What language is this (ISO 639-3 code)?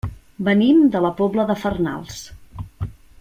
cat